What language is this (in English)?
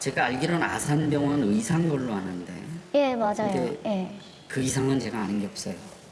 Korean